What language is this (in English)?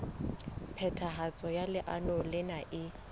Southern Sotho